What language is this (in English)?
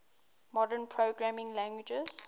English